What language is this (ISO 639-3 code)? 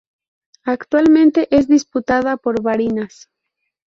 spa